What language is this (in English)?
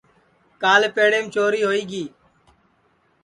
Sansi